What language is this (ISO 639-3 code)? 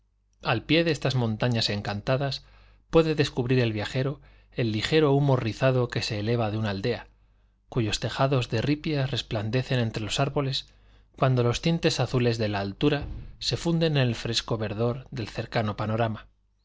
spa